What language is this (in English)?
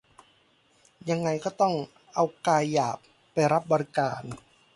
Thai